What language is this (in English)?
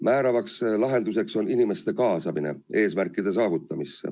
Estonian